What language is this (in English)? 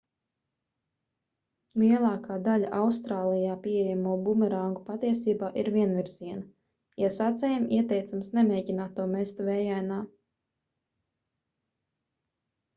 Latvian